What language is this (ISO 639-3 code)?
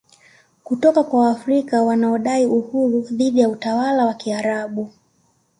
swa